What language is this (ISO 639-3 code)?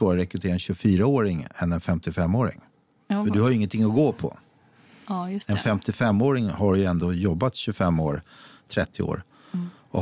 swe